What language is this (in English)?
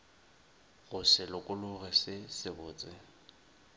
Northern Sotho